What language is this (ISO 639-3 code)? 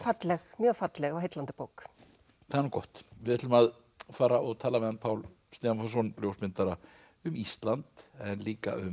isl